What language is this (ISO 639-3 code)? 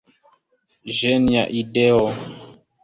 epo